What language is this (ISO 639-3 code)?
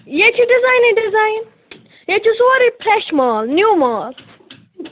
kas